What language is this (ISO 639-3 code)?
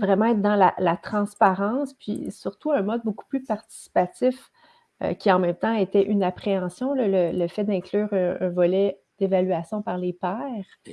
fra